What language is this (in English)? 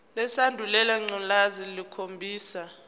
Zulu